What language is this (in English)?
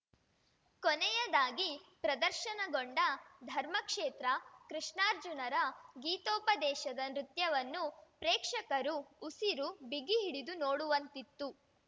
Kannada